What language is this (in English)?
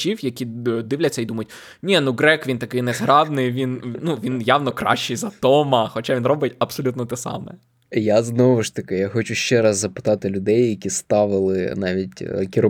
Ukrainian